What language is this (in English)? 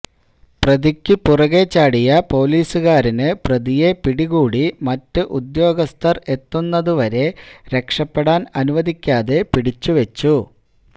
Malayalam